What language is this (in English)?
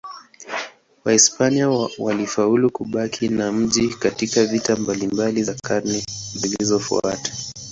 Swahili